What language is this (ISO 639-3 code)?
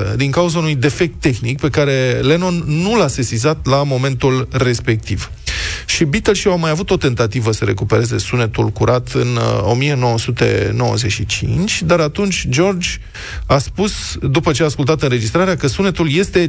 ron